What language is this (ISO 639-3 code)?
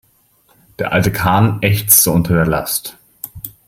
deu